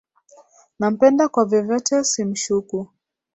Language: Swahili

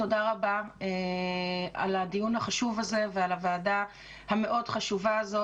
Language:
Hebrew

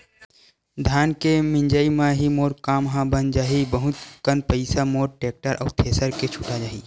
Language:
Chhattisgarhi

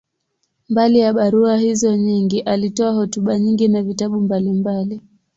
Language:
Swahili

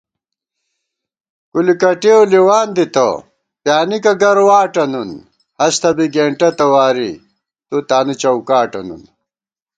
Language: Gawar-Bati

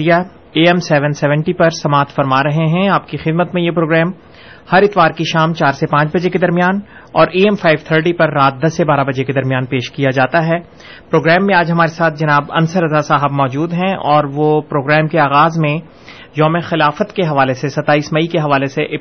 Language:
Urdu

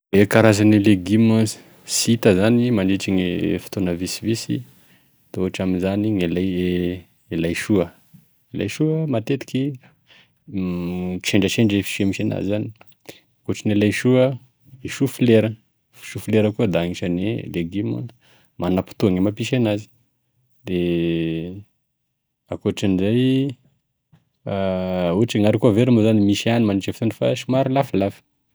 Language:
Tesaka Malagasy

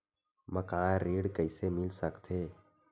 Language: Chhattisgarhi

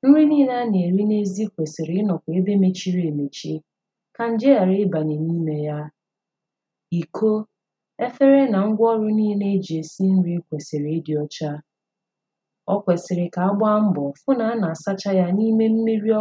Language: Igbo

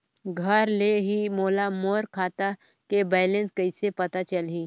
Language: Chhattisgarhi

